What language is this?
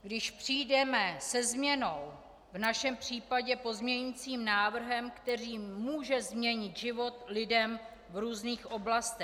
Czech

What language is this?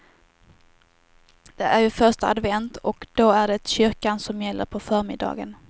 Swedish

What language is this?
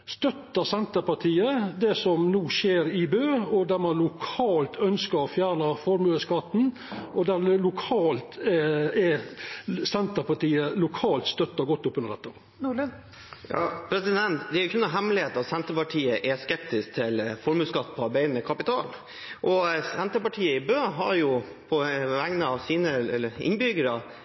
Norwegian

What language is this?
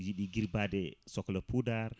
Fula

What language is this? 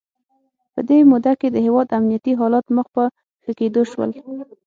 Pashto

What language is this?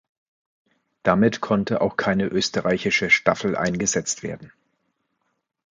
German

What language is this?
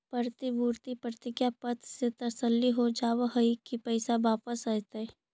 Magahi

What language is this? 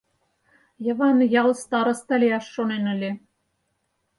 Mari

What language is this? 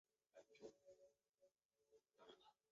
Chinese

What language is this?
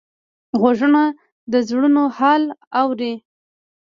Pashto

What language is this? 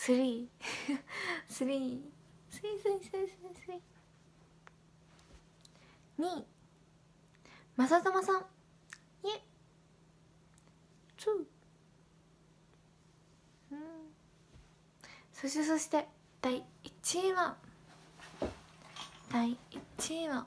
Japanese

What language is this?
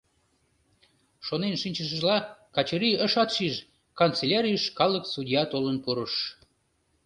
Mari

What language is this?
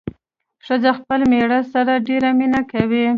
Pashto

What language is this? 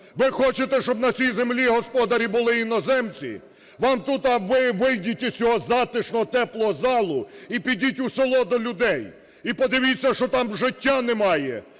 Ukrainian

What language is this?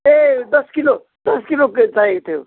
Nepali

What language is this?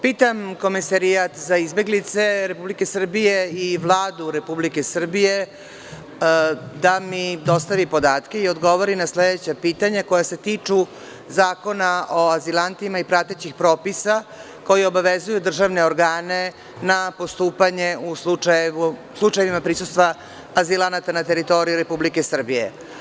Serbian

